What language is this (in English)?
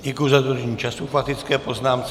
Czech